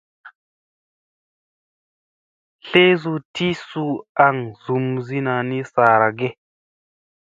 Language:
Musey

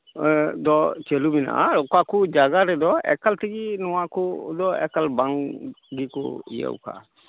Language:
Santali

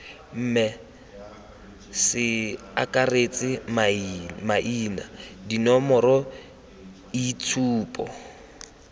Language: Tswana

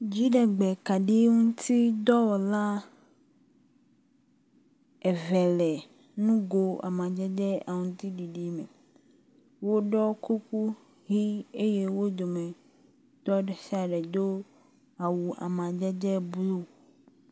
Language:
Ewe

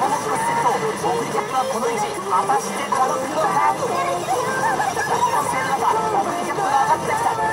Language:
Japanese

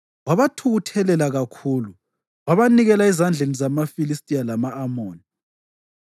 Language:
North Ndebele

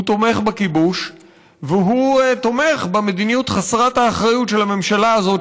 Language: Hebrew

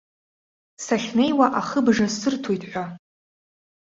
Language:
Abkhazian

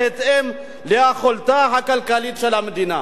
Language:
Hebrew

